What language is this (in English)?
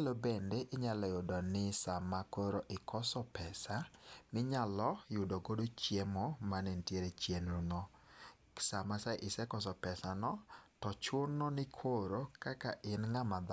Luo (Kenya and Tanzania)